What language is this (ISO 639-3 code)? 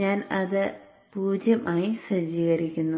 mal